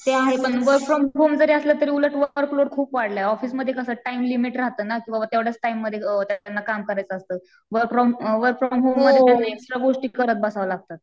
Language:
Marathi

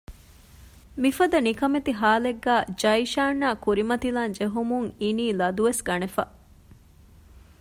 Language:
Divehi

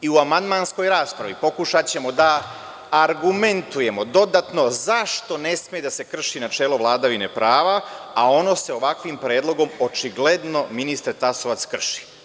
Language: Serbian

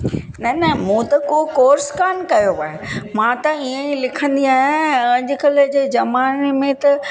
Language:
Sindhi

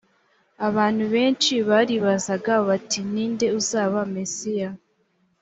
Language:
Kinyarwanda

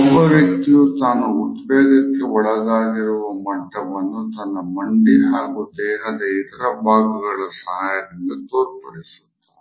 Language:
Kannada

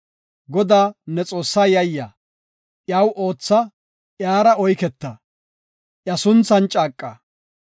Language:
Gofa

